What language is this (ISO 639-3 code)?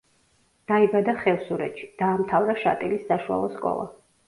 kat